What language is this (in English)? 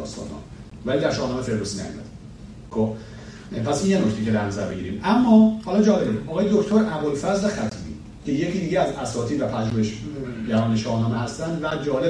Persian